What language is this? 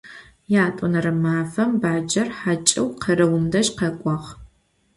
Adyghe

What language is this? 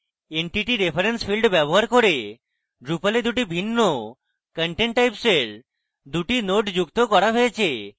Bangla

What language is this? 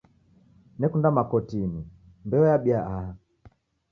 Taita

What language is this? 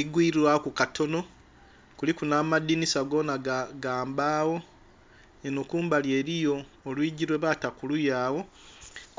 Soga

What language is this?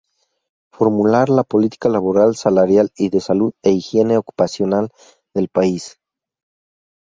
Spanish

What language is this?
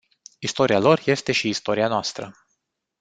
Romanian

